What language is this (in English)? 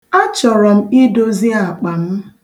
Igbo